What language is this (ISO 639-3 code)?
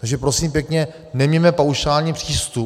ces